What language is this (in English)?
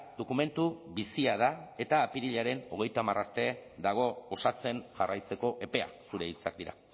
Basque